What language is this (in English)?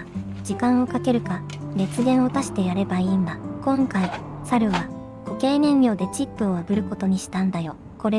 Japanese